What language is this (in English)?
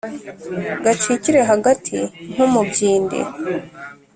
Kinyarwanda